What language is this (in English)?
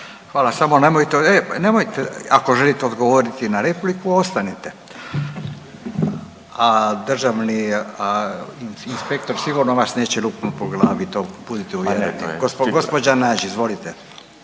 Croatian